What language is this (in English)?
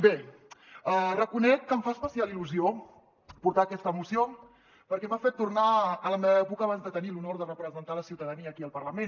Catalan